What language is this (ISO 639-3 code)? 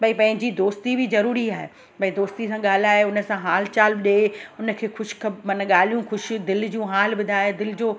snd